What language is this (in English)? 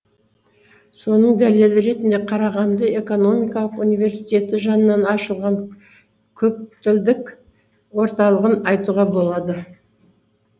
Kazakh